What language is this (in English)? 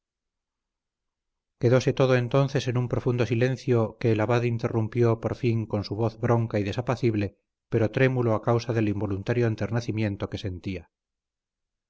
Spanish